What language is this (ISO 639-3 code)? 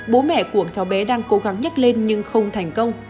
vie